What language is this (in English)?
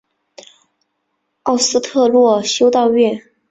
Chinese